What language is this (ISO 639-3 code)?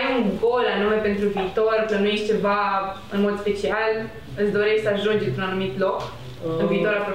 ron